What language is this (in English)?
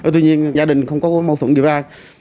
Vietnamese